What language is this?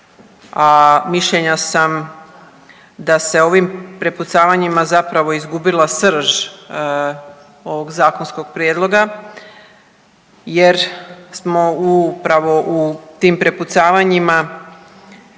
Croatian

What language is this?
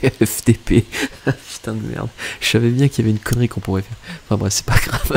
French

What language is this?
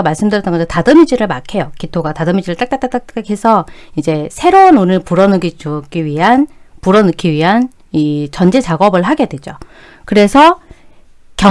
Korean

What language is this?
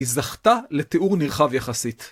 Hebrew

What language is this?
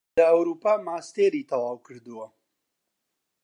Central Kurdish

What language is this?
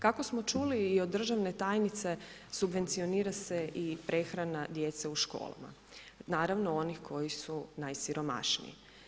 Croatian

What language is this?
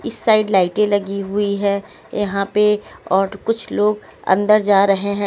Hindi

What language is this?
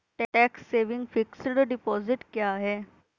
Hindi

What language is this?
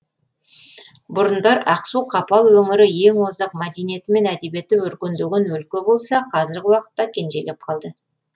Kazakh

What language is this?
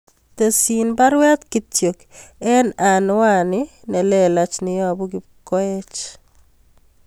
Kalenjin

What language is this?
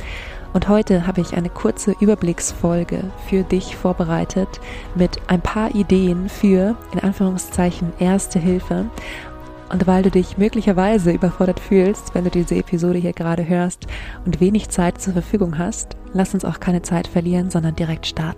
German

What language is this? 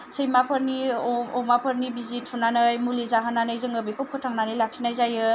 Bodo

